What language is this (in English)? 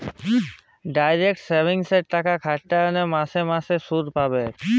Bangla